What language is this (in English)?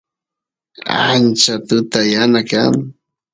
Santiago del Estero Quichua